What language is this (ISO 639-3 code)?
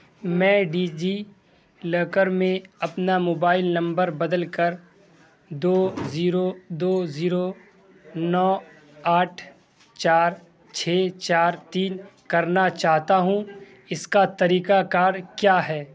urd